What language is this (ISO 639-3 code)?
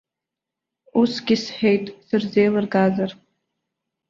abk